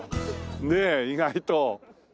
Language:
Japanese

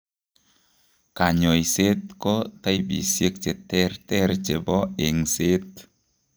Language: Kalenjin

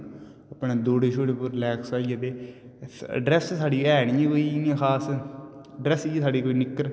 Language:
Dogri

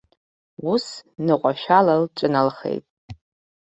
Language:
Abkhazian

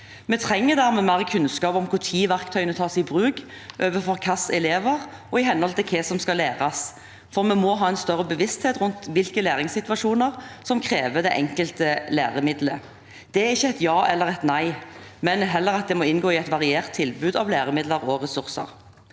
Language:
Norwegian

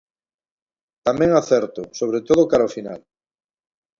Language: Galician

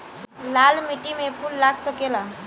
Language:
Bhojpuri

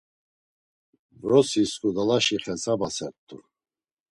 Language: Laz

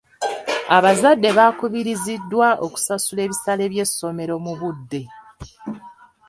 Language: Ganda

